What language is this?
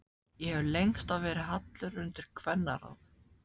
Icelandic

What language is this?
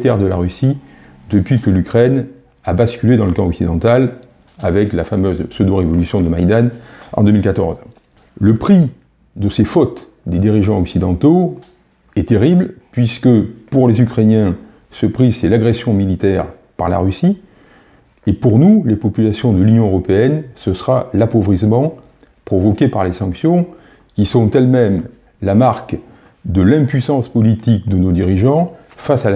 French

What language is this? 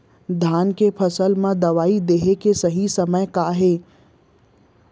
Chhattisgarhi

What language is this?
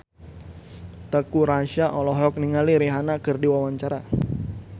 Sundanese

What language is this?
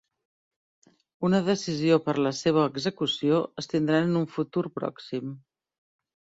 Catalan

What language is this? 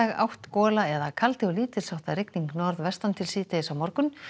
Icelandic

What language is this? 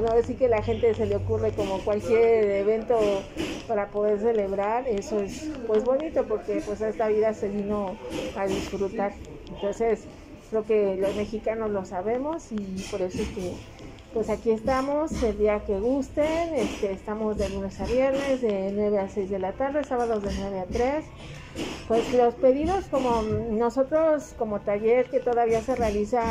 Spanish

